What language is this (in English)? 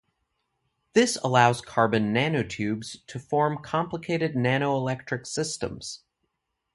English